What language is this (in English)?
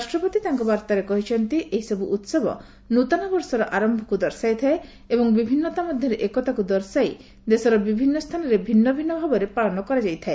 Odia